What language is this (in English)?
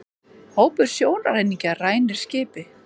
Icelandic